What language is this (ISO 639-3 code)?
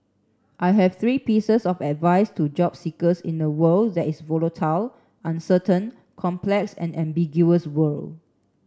eng